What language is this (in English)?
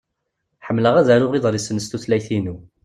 Kabyle